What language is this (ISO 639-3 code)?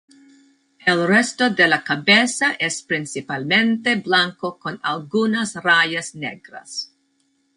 spa